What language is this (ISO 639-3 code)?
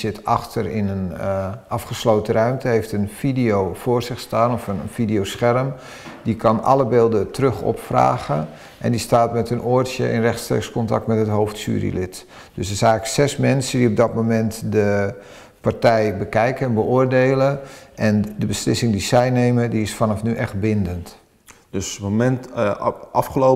nld